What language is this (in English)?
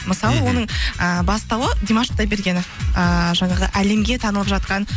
Kazakh